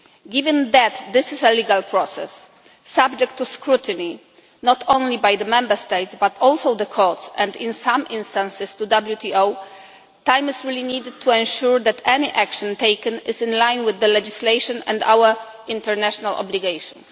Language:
English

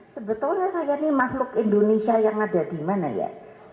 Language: Indonesian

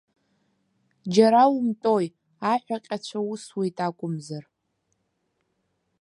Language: Abkhazian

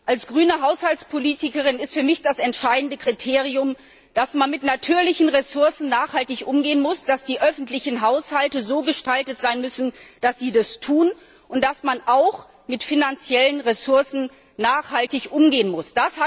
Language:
German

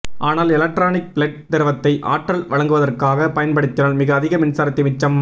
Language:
Tamil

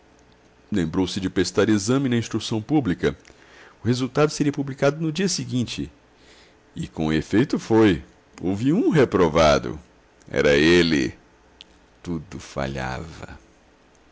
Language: Portuguese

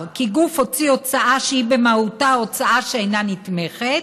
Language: Hebrew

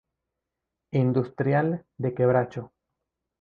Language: Spanish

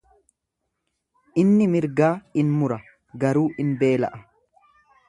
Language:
Oromo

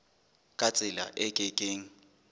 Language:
Southern Sotho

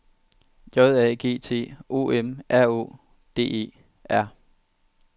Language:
Danish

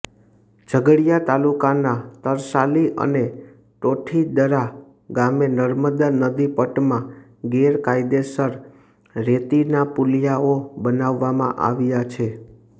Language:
Gujarati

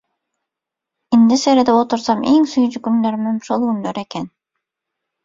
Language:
Turkmen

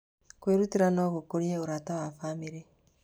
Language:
Kikuyu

